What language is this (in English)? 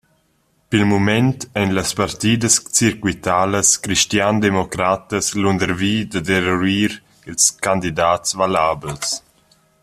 Romansh